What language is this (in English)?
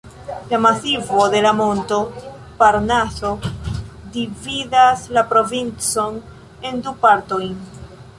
Esperanto